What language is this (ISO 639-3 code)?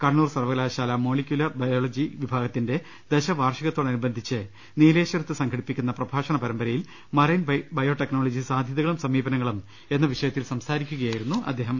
mal